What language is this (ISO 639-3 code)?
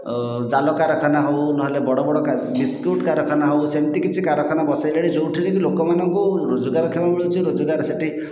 ori